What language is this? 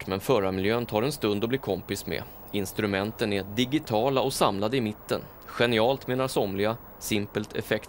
Swedish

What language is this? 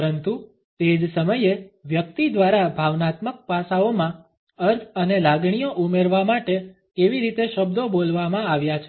Gujarati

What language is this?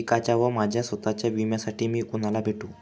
Marathi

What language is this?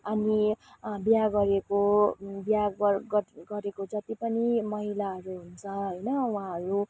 Nepali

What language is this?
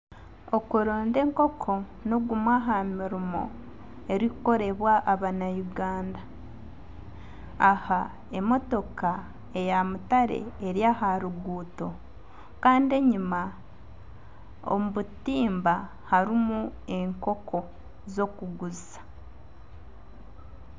Nyankole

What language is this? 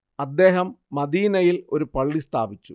Malayalam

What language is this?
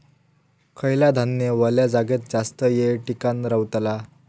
Marathi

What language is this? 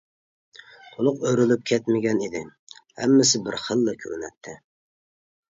Uyghur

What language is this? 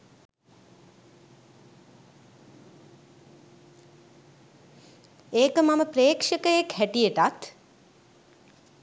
Sinhala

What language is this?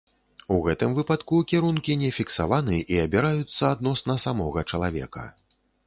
Belarusian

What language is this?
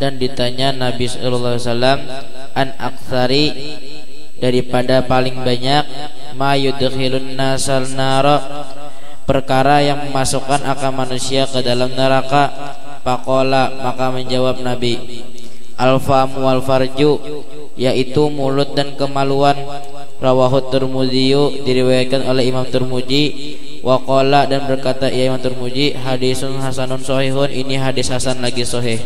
Indonesian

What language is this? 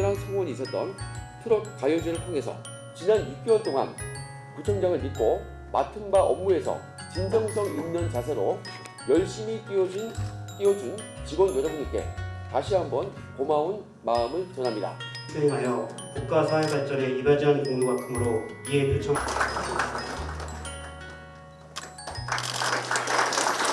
Korean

